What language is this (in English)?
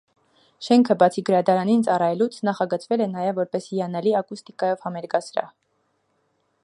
Armenian